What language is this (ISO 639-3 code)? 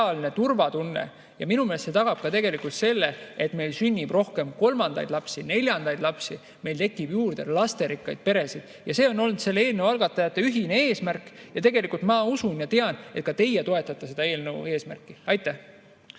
est